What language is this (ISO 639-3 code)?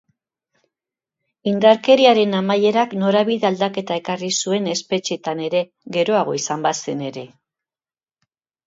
eus